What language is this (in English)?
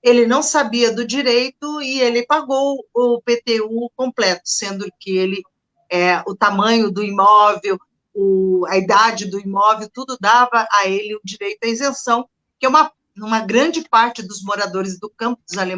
Portuguese